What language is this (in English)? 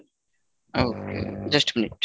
Bangla